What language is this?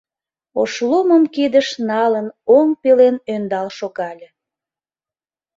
Mari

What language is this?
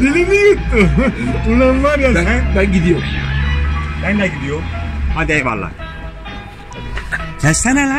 Dutch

